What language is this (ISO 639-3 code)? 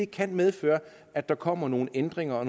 dan